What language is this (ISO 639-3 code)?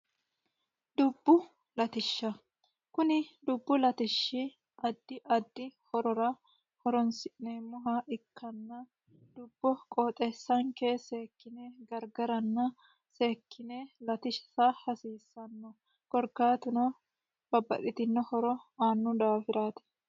sid